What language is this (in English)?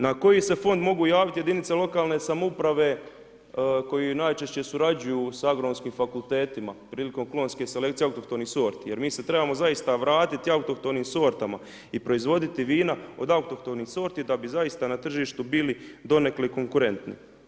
Croatian